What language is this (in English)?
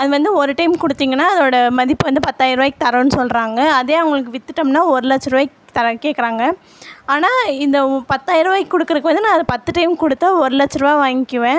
Tamil